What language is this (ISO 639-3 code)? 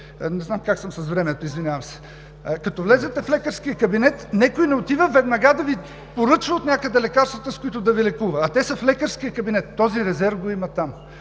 bul